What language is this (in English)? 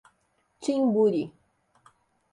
Portuguese